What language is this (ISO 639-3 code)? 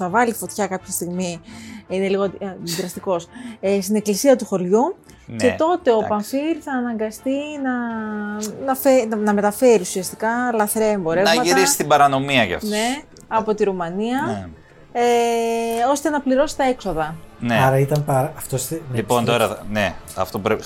ell